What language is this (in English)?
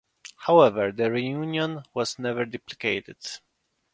English